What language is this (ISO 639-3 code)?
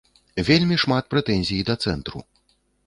bel